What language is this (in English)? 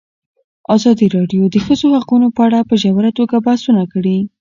Pashto